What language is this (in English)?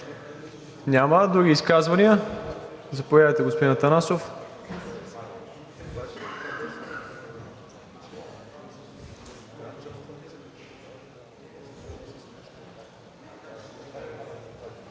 Bulgarian